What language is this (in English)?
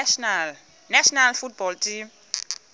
Xhosa